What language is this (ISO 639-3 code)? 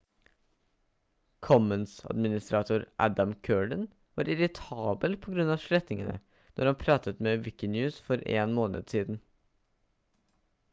nob